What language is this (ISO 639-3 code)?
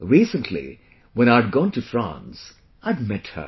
eng